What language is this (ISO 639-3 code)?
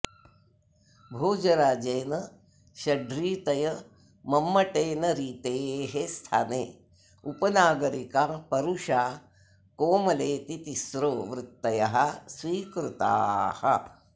san